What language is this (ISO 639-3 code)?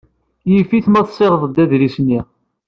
kab